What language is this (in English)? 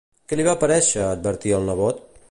Catalan